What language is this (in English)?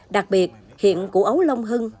Vietnamese